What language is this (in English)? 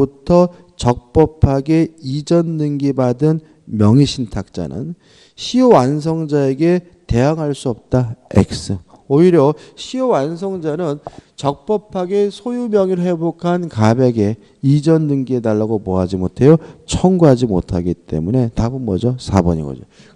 Korean